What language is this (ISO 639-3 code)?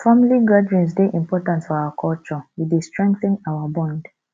pcm